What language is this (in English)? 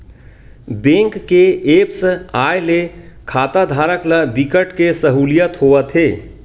Chhattisgarhi